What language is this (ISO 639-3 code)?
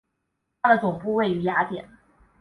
zho